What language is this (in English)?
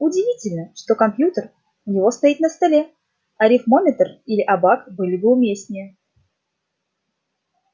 Russian